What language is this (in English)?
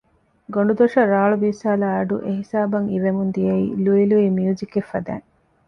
Divehi